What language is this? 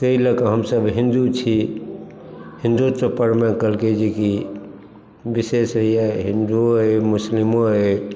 Maithili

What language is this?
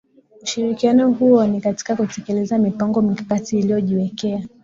Swahili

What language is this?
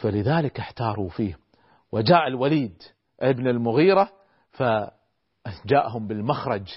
Arabic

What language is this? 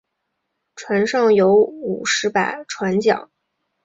Chinese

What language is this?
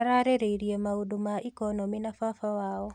Kikuyu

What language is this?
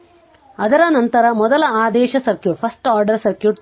Kannada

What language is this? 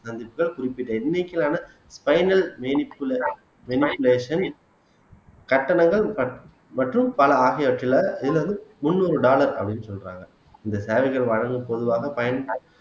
Tamil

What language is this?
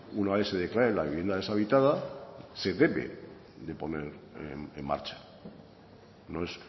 Spanish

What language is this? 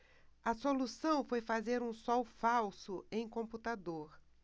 Portuguese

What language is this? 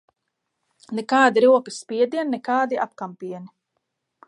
Latvian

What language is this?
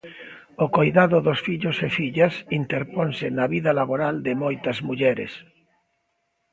Galician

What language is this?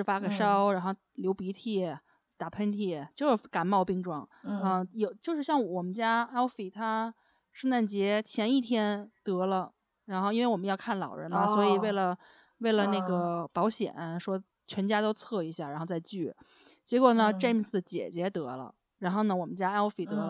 Chinese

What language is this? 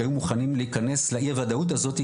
Hebrew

